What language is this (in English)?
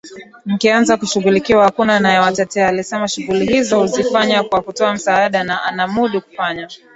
Swahili